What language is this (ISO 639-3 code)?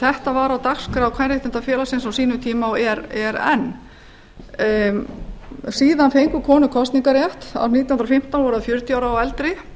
isl